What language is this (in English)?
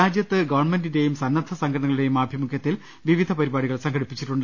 Malayalam